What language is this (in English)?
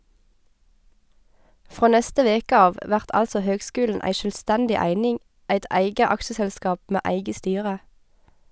Norwegian